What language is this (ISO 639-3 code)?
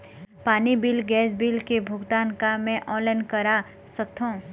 hne